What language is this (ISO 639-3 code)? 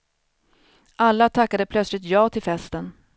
swe